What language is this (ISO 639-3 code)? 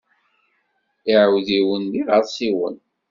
kab